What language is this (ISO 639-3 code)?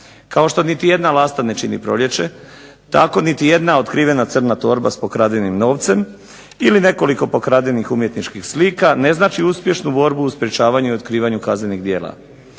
hrv